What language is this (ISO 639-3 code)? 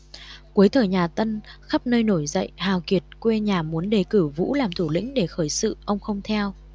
vie